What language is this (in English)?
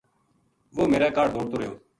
Gujari